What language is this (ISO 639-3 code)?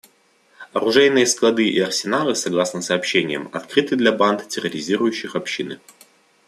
rus